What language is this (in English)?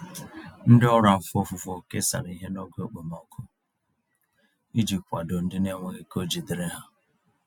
Igbo